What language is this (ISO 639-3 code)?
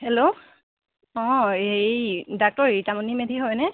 asm